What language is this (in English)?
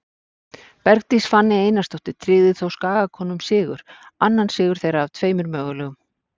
Icelandic